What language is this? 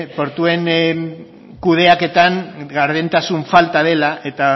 Basque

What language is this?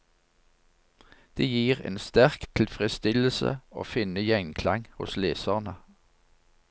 Norwegian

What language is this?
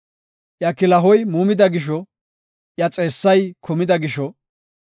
Gofa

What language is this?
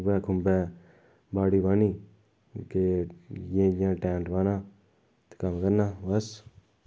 Dogri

